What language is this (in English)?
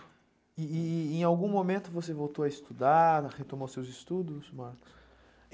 Portuguese